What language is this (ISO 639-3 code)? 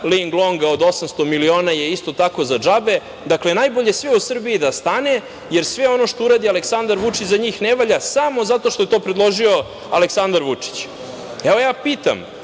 srp